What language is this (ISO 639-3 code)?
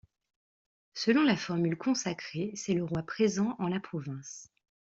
fra